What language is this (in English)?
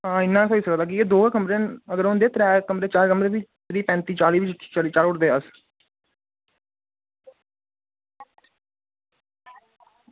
Dogri